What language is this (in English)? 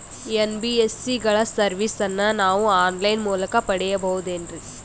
Kannada